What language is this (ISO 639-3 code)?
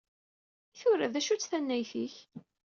kab